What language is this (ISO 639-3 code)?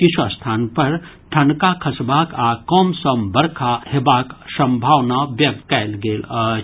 mai